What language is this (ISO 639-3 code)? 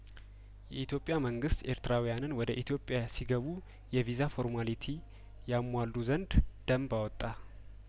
amh